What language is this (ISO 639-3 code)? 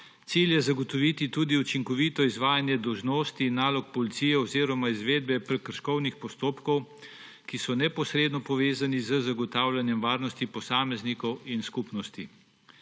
slv